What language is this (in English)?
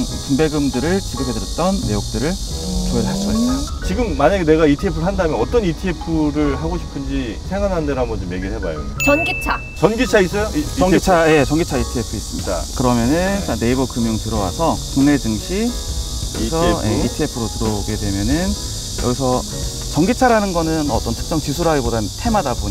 Korean